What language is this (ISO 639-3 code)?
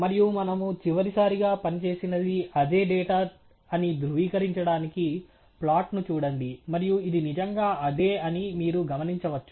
tel